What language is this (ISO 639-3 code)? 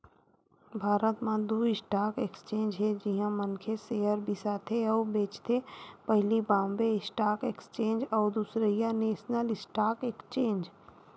hne